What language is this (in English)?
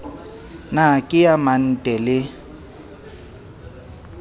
Southern Sotho